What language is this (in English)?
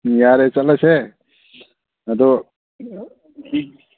Manipuri